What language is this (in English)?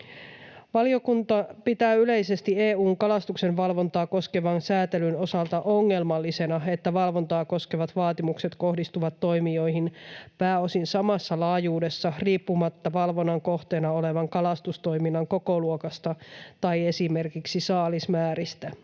Finnish